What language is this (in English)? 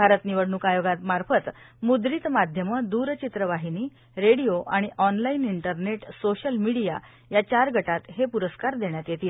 Marathi